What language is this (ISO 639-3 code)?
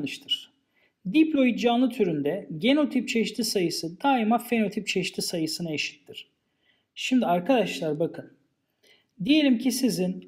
tur